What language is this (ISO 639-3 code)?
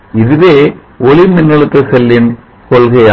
tam